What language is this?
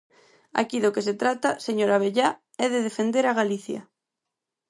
Galician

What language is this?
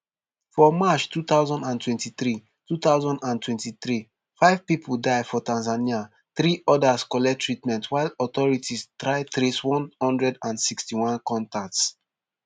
Nigerian Pidgin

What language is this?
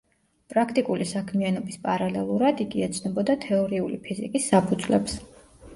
Georgian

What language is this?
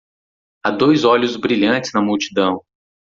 Portuguese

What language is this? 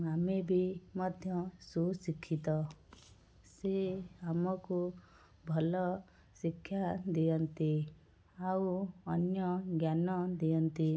Odia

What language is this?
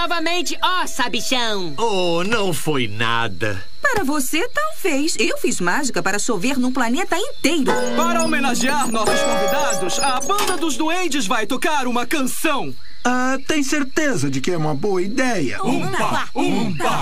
Portuguese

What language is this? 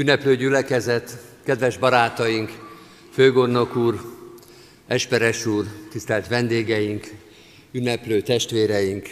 Hungarian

